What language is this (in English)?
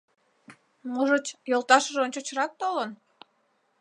Mari